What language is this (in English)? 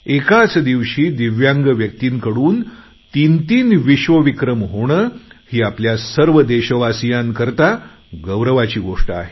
Marathi